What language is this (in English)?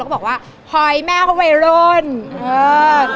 Thai